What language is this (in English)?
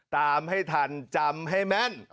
Thai